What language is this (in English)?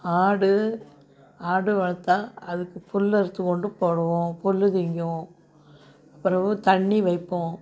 Tamil